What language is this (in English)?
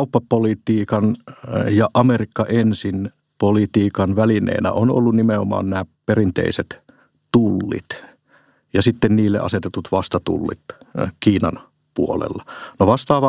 Finnish